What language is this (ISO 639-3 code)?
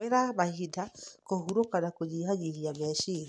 kik